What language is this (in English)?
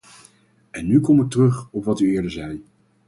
Dutch